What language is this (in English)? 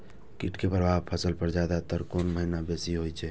Maithili